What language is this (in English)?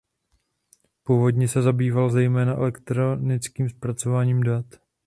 Czech